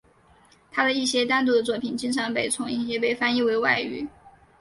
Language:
Chinese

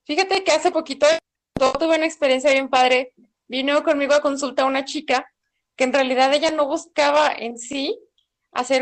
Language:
Spanish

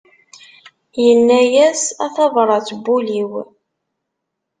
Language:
Kabyle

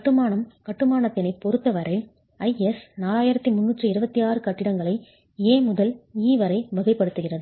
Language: Tamil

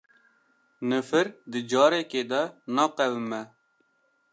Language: Kurdish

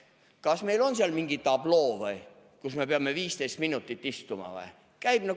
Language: Estonian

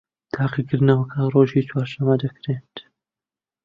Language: Central Kurdish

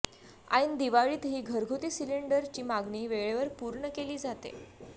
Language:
Marathi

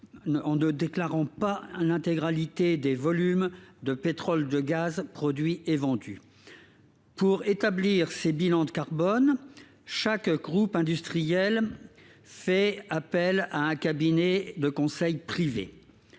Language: French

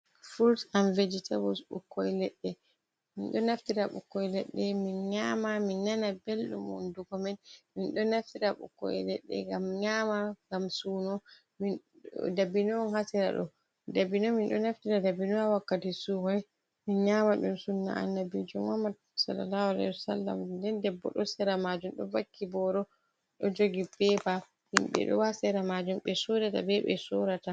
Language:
Fula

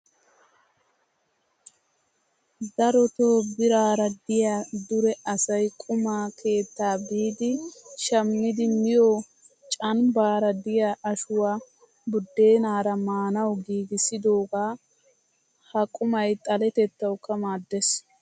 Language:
Wolaytta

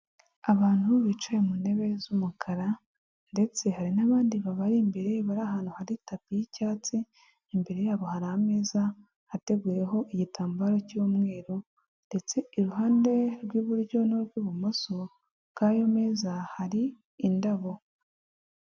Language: Kinyarwanda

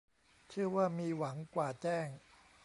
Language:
Thai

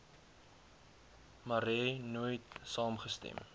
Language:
Afrikaans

